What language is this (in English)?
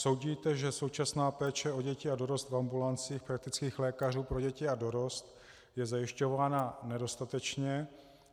Czech